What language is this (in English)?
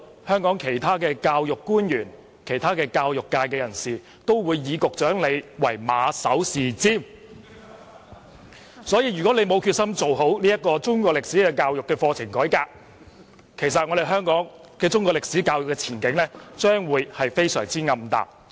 Cantonese